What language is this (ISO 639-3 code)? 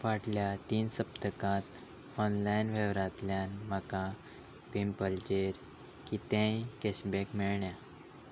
kok